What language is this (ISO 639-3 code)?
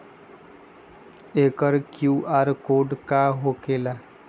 mag